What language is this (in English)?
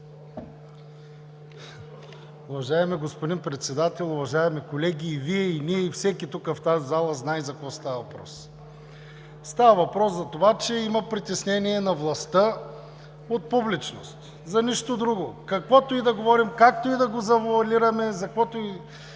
Bulgarian